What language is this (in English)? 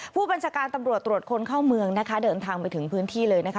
Thai